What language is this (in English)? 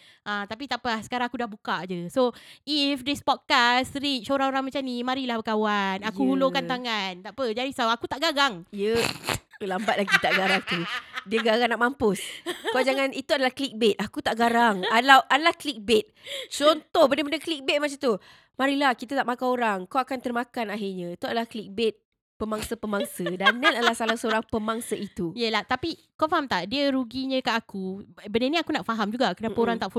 Malay